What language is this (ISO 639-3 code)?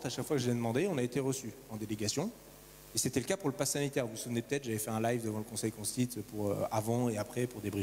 fra